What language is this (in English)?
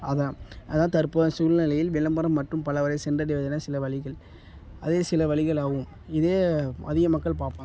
Tamil